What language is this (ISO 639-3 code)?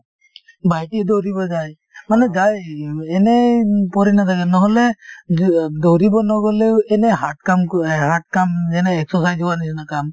asm